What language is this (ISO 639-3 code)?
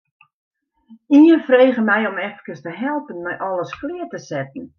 fry